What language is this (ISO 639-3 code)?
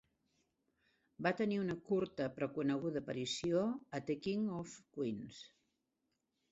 cat